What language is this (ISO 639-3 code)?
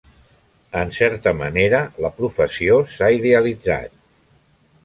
cat